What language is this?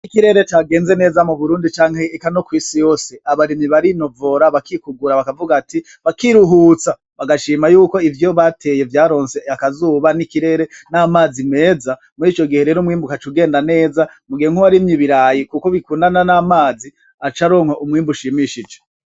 Rundi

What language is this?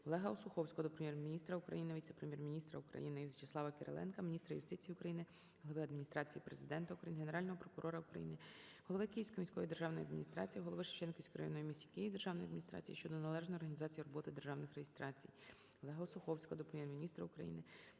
Ukrainian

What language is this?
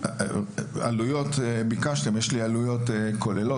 Hebrew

